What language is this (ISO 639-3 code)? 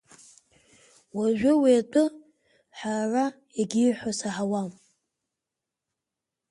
abk